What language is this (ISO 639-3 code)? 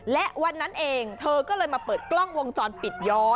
tha